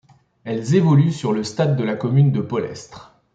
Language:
French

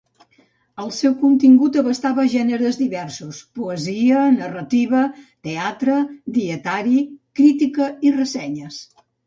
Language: Catalan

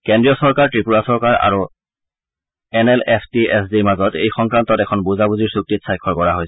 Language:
Assamese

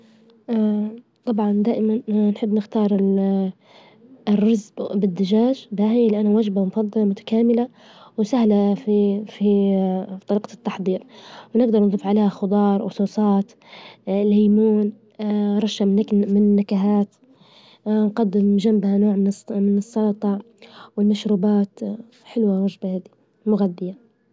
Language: Libyan Arabic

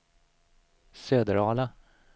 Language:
Swedish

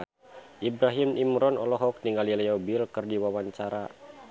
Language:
Sundanese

